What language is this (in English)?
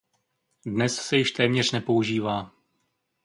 Czech